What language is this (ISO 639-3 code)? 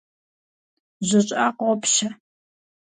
kbd